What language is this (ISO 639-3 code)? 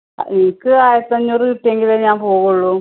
mal